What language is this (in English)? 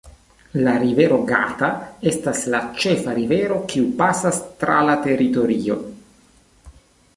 Esperanto